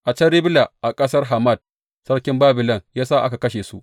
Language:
Hausa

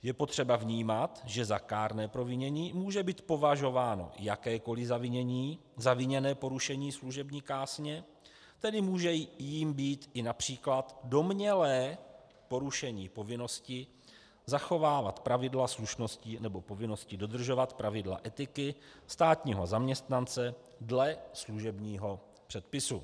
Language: Czech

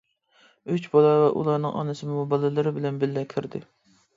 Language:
Uyghur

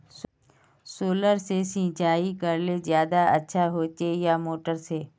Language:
Magahi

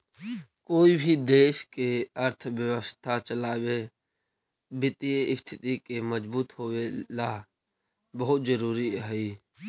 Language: Magahi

